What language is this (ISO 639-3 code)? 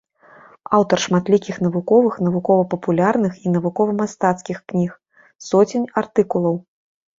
bel